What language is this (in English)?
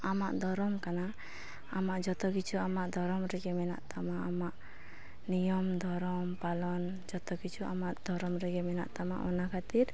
Santali